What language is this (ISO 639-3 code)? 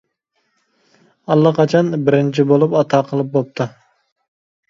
uig